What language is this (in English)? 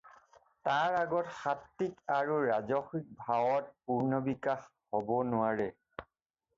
Assamese